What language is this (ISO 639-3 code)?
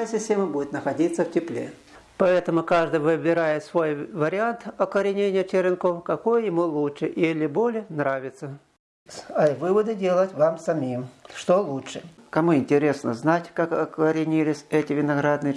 rus